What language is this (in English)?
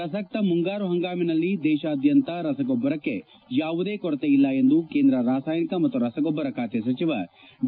Kannada